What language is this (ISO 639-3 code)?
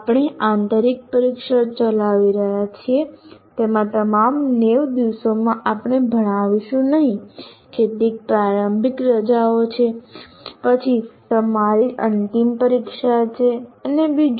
guj